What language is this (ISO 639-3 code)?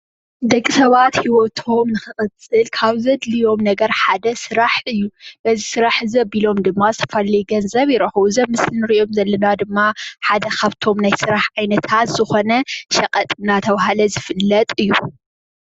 tir